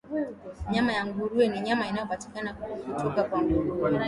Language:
Swahili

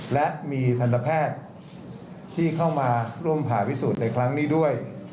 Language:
Thai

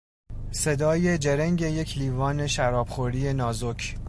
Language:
Persian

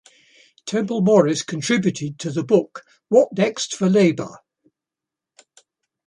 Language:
English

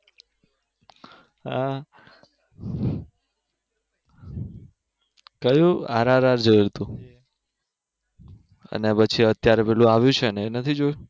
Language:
Gujarati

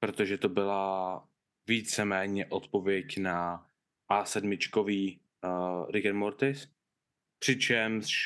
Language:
Czech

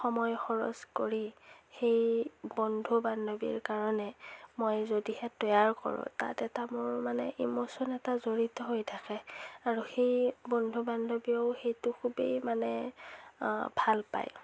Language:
Assamese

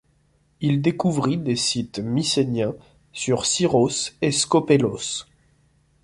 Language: French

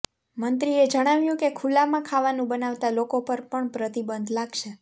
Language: Gujarati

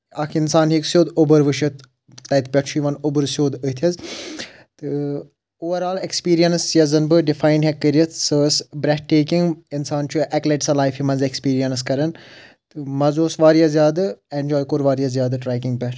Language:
Kashmiri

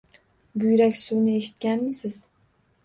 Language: Uzbek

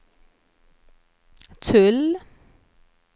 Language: Swedish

